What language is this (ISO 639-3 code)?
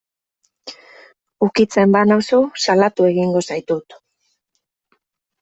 eus